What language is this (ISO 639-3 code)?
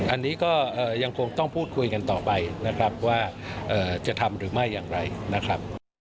tha